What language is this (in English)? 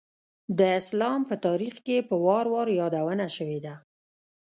Pashto